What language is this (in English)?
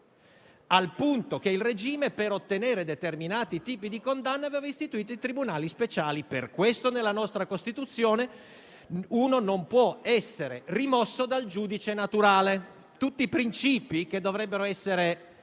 Italian